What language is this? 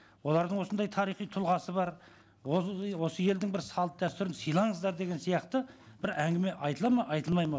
Kazakh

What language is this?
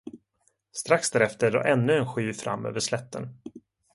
Swedish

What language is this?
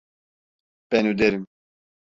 Turkish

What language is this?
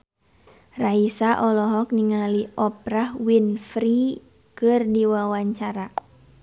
Sundanese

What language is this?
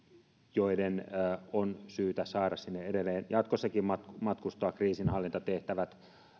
Finnish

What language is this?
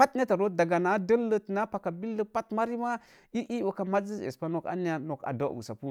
Mom Jango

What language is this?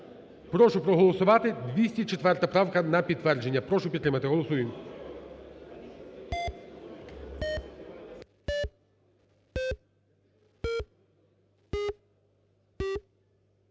Ukrainian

